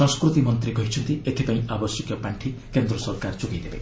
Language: Odia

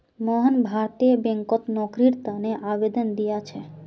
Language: Magahi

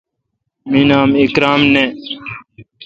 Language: Kalkoti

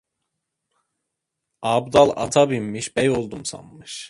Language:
Turkish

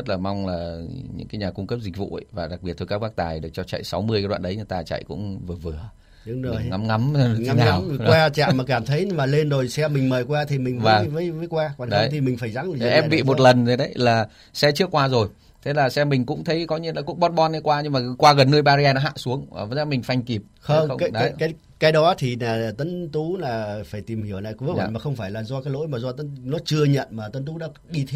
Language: Vietnamese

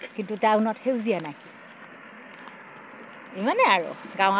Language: Assamese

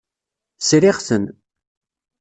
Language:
Kabyle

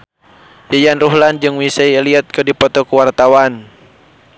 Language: Sundanese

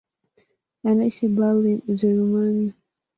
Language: Swahili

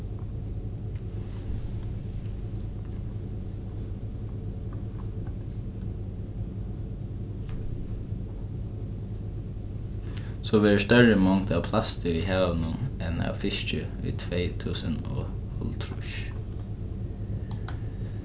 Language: Faroese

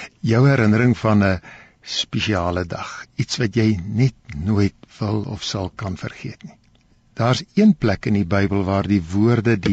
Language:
Dutch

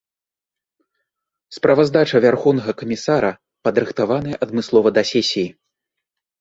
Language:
Belarusian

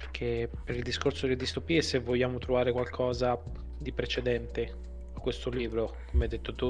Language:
Italian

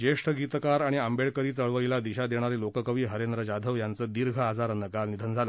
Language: Marathi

